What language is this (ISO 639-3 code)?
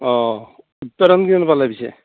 asm